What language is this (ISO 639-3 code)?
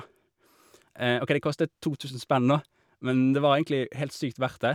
nor